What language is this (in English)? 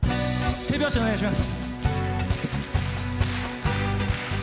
Japanese